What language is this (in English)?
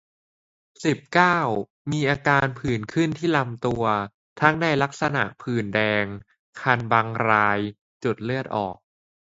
Thai